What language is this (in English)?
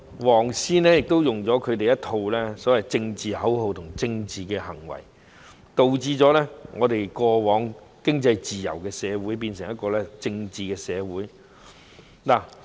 Cantonese